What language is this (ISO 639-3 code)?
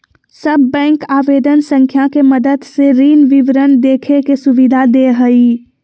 mag